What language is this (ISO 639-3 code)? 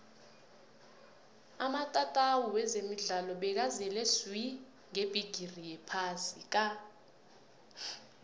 nbl